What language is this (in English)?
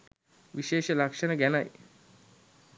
Sinhala